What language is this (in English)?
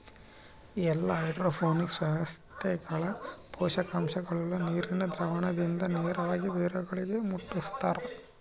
Kannada